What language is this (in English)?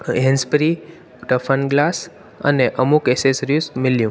Sindhi